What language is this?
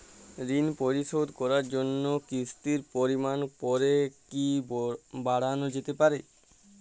Bangla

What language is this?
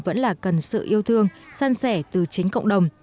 Vietnamese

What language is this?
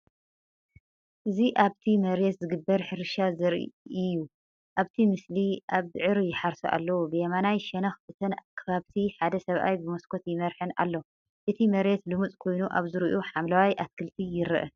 Tigrinya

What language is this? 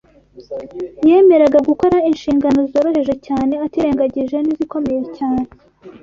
Kinyarwanda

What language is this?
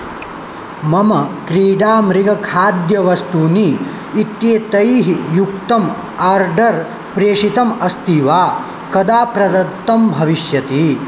Sanskrit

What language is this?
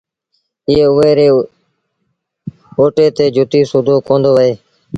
Sindhi Bhil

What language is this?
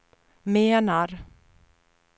Swedish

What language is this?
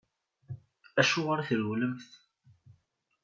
Kabyle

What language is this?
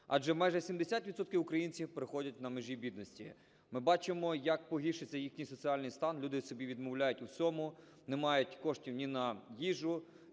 Ukrainian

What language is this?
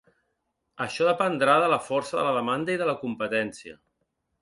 Catalan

